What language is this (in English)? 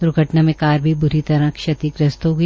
Hindi